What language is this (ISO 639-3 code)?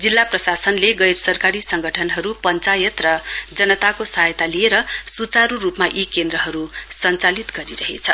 nep